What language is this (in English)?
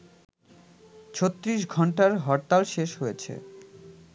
Bangla